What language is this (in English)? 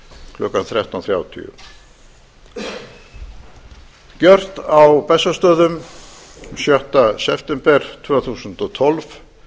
Icelandic